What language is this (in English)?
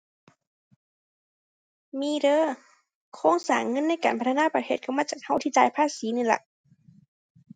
Thai